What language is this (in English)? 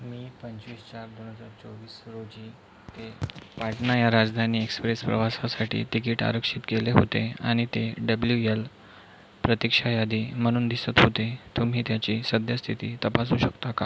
Marathi